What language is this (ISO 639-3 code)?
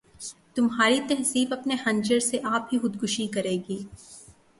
urd